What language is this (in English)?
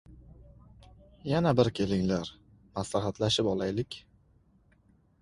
Uzbek